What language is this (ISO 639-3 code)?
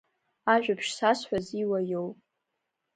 abk